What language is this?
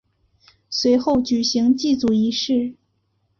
Chinese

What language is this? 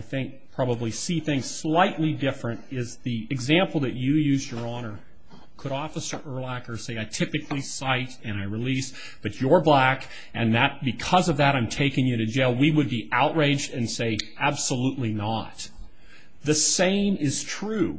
English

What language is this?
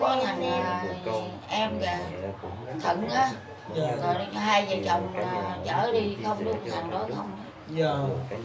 Vietnamese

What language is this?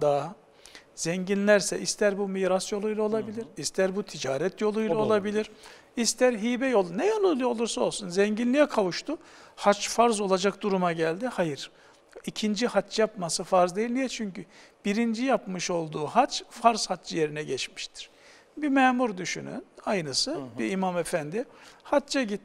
Turkish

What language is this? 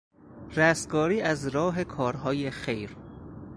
Persian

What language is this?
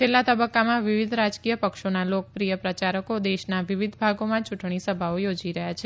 Gujarati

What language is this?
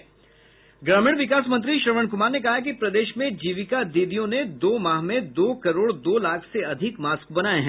Hindi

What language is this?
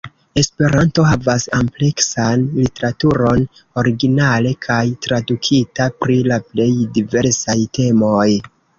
Esperanto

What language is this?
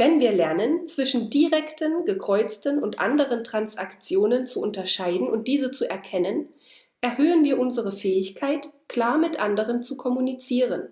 German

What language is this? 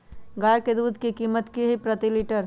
Magahi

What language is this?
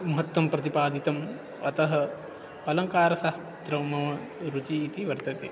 Sanskrit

